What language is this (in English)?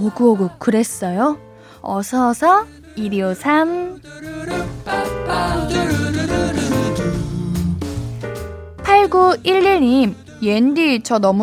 Korean